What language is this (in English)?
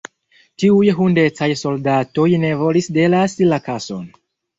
Esperanto